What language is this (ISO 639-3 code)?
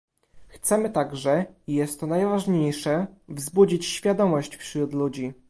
pol